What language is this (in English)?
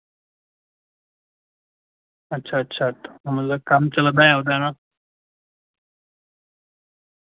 Dogri